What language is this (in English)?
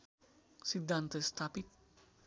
Nepali